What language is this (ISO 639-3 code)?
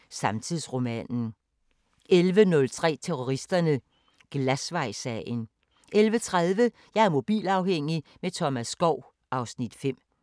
dan